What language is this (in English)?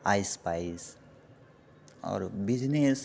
Maithili